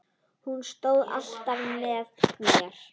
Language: Icelandic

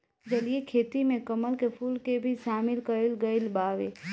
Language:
Bhojpuri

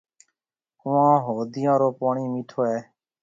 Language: Marwari (Pakistan)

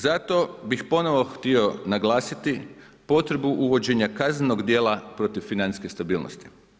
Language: Croatian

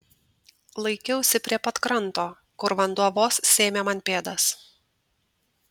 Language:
Lithuanian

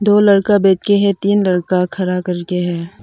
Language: Hindi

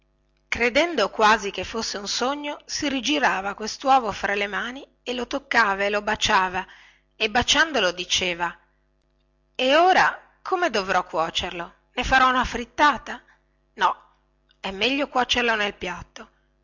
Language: Italian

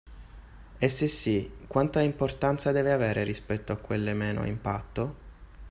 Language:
Italian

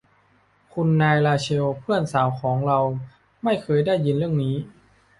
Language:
Thai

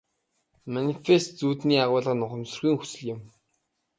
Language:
Mongolian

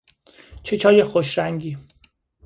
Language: Persian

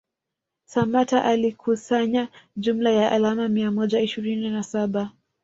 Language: Swahili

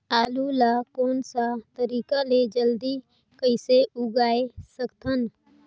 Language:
Chhattisgarhi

